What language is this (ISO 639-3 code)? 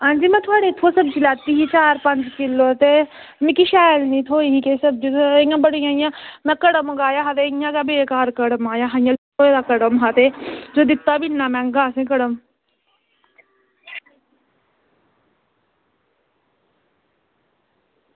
doi